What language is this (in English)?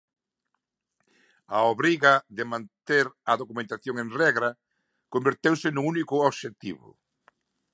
Galician